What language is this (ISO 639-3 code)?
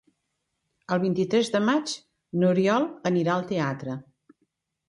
cat